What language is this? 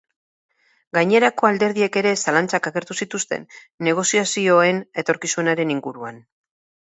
Basque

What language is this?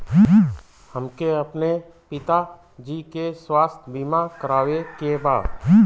Bhojpuri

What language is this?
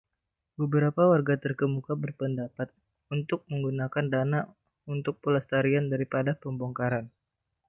Indonesian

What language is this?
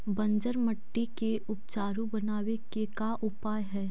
Magahi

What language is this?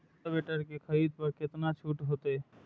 Maithili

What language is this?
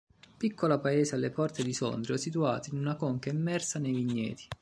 Italian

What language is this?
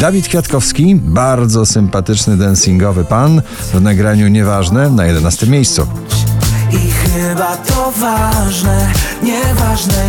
Polish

